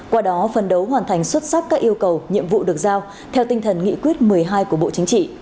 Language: Vietnamese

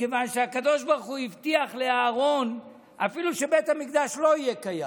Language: Hebrew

